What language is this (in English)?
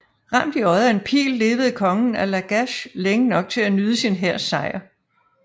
Danish